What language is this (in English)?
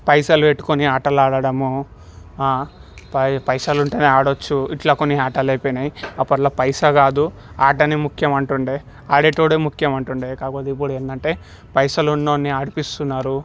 Telugu